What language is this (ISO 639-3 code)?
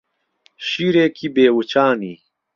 ckb